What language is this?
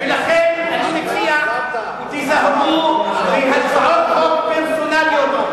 Hebrew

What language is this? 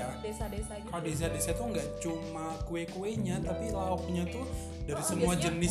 Indonesian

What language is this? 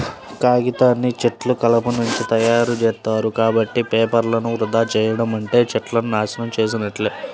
Telugu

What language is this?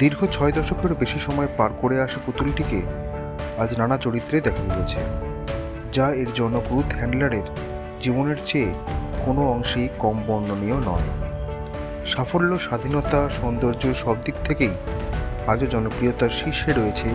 Bangla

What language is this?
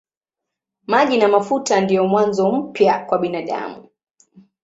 Swahili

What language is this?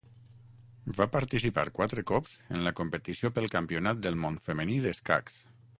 Catalan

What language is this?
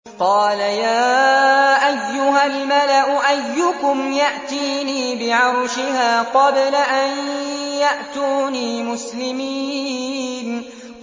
Arabic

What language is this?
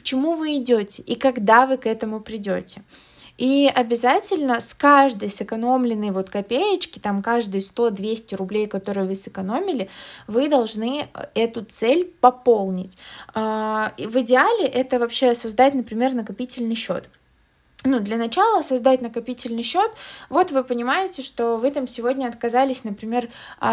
Russian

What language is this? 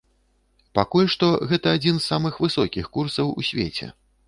Belarusian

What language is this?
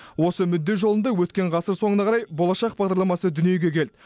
Kazakh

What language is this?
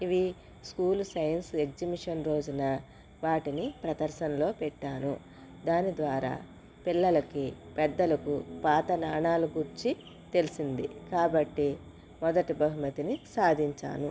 Telugu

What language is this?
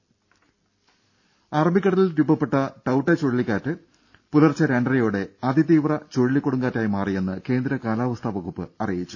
Malayalam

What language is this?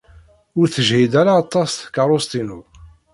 Kabyle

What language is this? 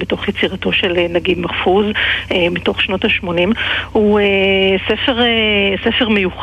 Hebrew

